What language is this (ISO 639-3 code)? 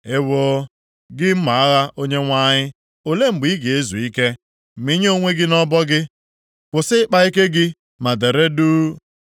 ibo